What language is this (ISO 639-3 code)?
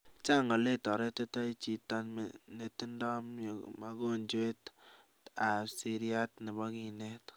kln